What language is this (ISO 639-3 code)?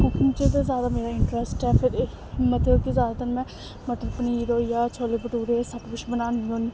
doi